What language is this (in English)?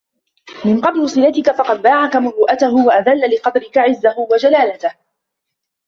Arabic